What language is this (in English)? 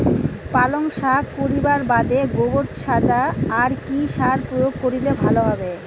Bangla